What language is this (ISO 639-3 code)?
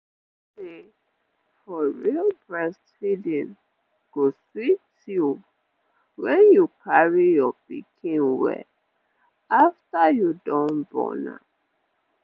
pcm